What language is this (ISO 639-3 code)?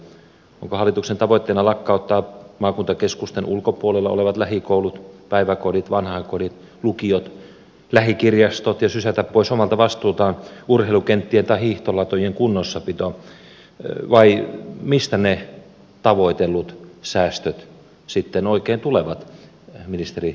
fin